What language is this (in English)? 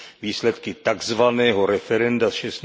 Czech